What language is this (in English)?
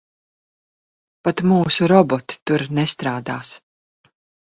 Latvian